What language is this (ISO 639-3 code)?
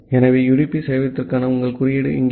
tam